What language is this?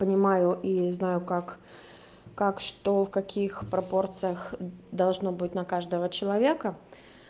Russian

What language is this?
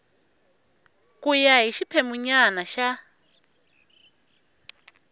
Tsonga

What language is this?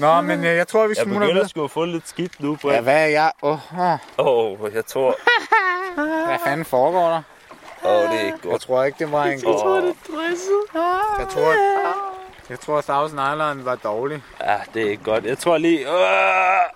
Danish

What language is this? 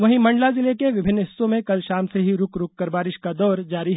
Hindi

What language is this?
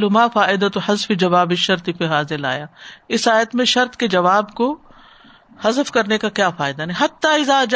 Urdu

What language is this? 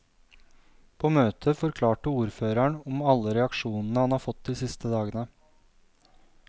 Norwegian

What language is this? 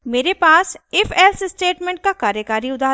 Hindi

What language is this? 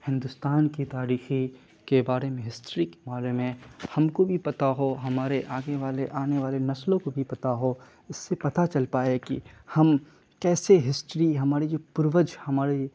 Urdu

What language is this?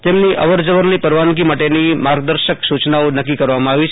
Gujarati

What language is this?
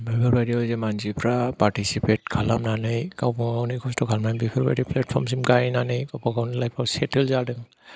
Bodo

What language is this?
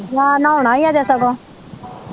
Punjabi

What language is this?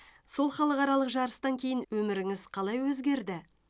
Kazakh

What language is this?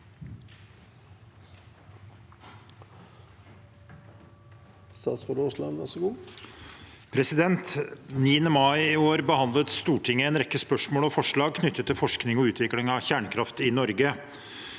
Norwegian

